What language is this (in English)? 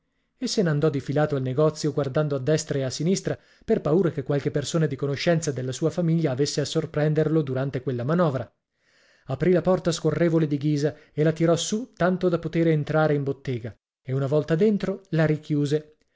Italian